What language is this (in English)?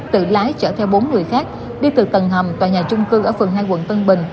Vietnamese